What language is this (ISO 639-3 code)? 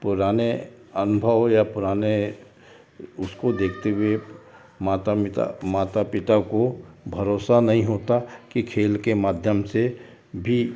hin